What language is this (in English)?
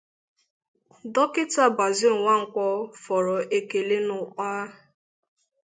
Igbo